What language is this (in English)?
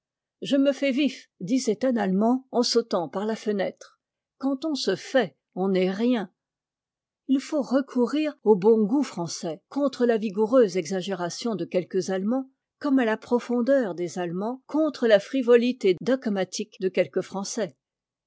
French